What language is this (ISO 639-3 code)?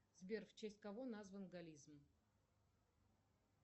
rus